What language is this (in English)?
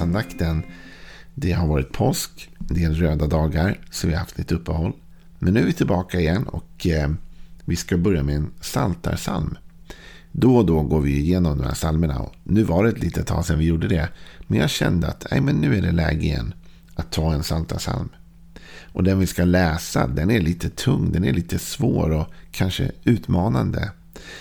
Swedish